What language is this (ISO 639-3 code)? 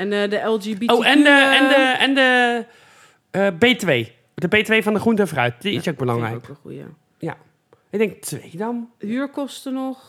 nld